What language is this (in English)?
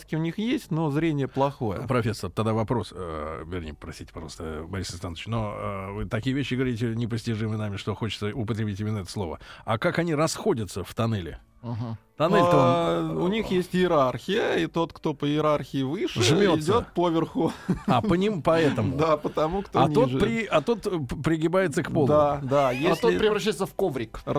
Russian